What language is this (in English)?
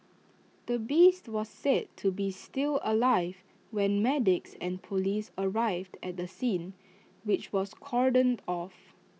English